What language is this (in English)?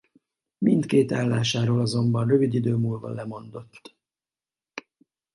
Hungarian